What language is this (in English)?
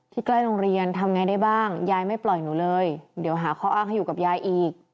Thai